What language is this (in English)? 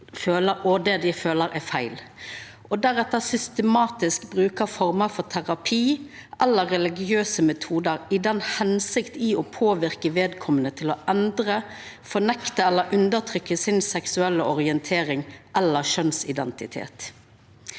Norwegian